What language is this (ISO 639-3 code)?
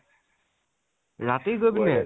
asm